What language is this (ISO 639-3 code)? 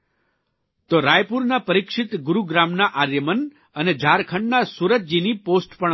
guj